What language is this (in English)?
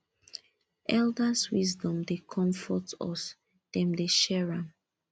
Nigerian Pidgin